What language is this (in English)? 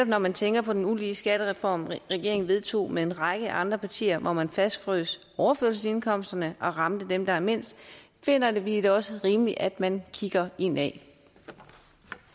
Danish